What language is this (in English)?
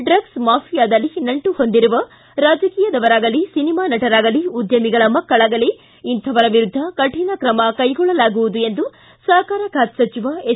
Kannada